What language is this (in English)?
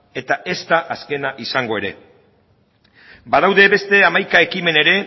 Basque